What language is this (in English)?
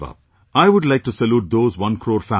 English